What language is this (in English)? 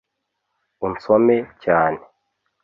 Kinyarwanda